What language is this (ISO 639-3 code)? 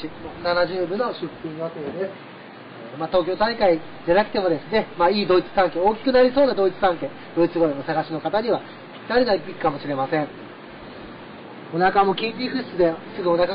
jpn